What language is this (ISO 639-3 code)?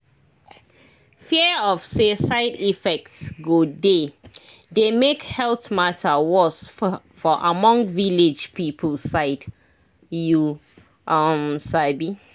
pcm